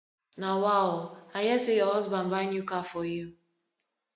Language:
Nigerian Pidgin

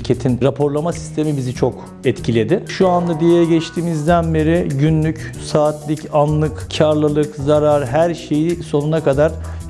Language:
Turkish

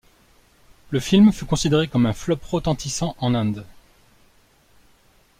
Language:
French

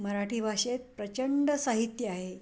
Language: Marathi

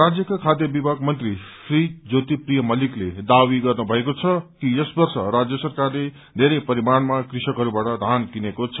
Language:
Nepali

